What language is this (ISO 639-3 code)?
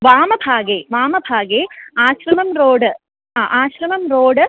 san